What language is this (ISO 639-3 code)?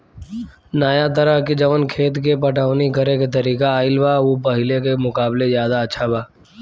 bho